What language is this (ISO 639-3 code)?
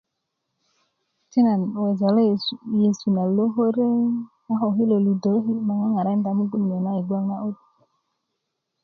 ukv